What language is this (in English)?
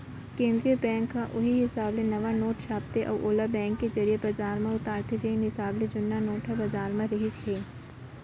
Chhattisgarhi